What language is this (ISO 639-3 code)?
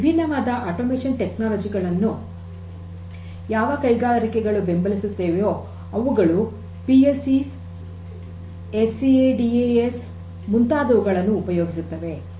kan